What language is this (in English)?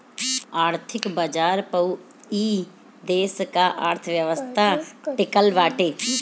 Bhojpuri